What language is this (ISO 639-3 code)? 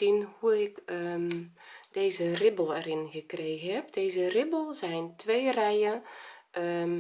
nld